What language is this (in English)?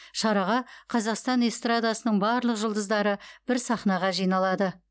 Kazakh